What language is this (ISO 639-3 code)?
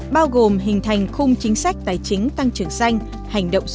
vie